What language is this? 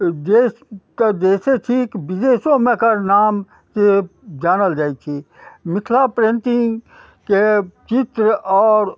Maithili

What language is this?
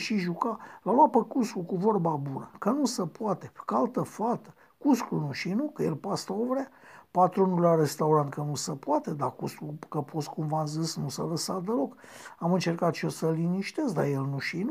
Romanian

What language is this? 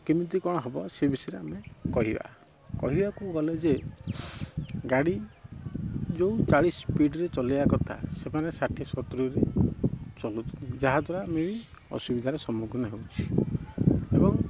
Odia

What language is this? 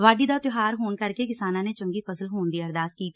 Punjabi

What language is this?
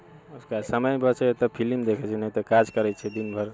Maithili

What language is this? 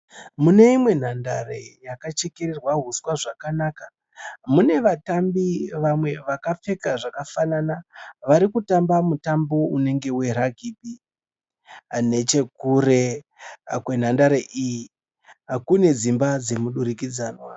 Shona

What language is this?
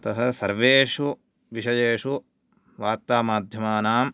Sanskrit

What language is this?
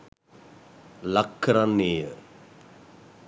Sinhala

